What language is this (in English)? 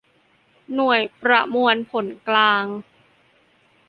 Thai